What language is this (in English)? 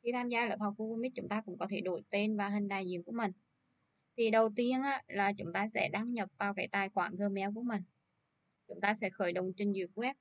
Vietnamese